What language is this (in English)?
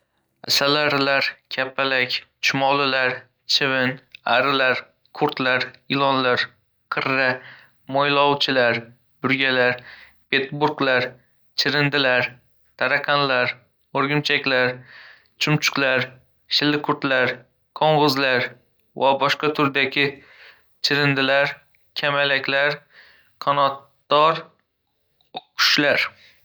Uzbek